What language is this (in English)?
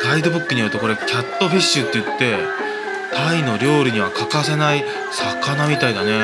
Japanese